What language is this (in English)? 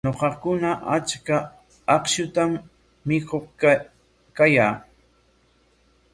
Corongo Ancash Quechua